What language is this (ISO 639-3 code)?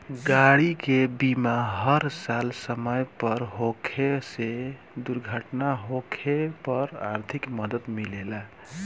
bho